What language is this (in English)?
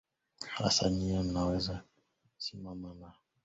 Swahili